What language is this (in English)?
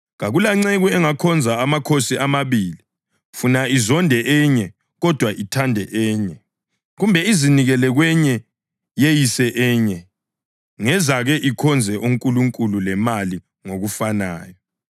North Ndebele